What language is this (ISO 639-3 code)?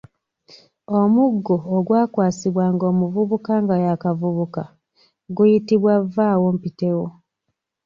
lug